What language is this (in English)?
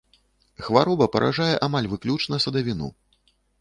Belarusian